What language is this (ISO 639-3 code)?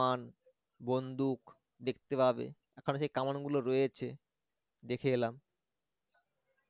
ben